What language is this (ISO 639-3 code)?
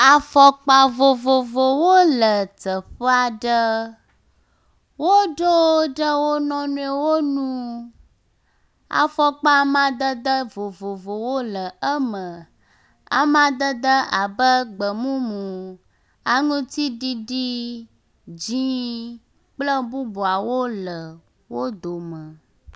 ewe